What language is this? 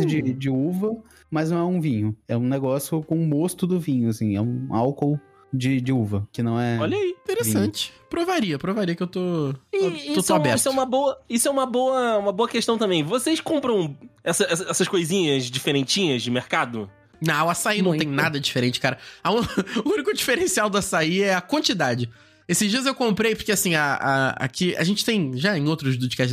Portuguese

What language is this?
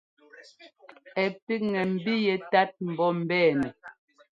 Ngomba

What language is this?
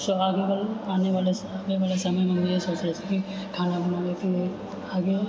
Maithili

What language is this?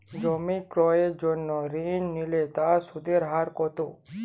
Bangla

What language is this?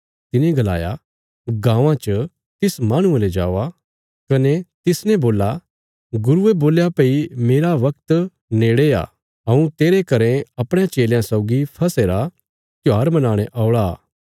Bilaspuri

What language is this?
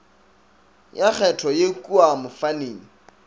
Northern Sotho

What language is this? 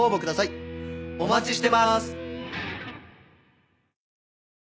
Japanese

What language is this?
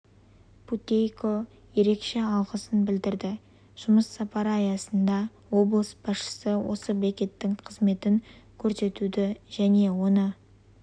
Kazakh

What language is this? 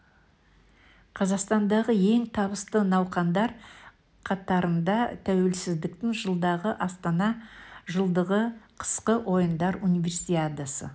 Kazakh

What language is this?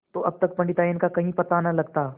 Hindi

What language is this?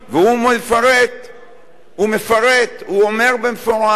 Hebrew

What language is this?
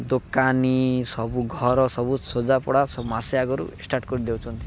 Odia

